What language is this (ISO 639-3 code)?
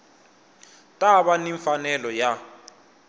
tso